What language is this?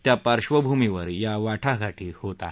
Marathi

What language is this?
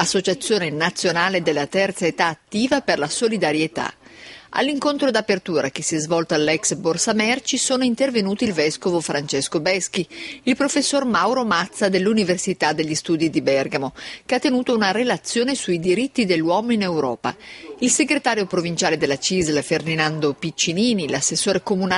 Italian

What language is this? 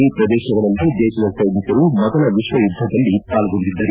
Kannada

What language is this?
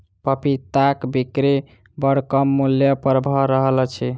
Maithili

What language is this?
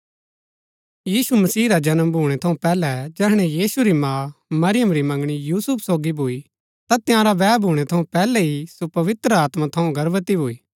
Gaddi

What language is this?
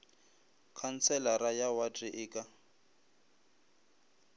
Northern Sotho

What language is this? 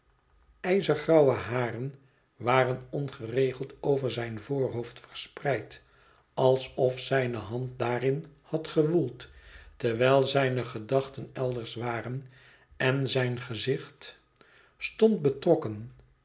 Dutch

